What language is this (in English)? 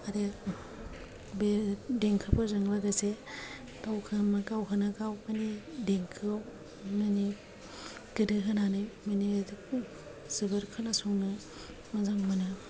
Bodo